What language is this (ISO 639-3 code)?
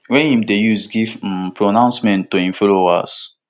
pcm